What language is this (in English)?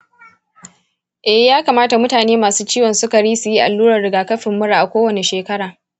Hausa